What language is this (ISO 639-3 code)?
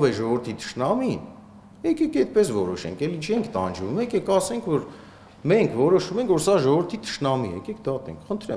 rus